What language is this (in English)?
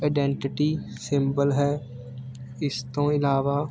Punjabi